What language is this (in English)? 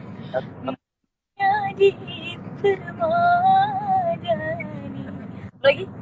Indonesian